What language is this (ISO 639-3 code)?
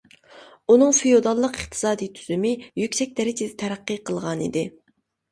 uig